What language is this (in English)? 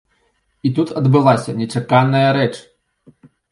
Belarusian